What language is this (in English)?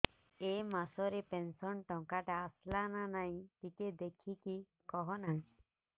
Odia